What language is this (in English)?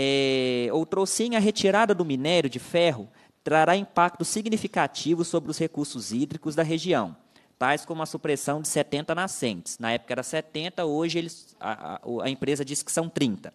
Portuguese